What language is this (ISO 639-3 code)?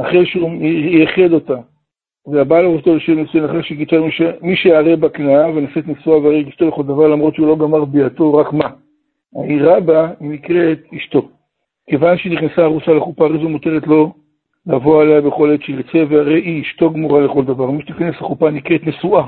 heb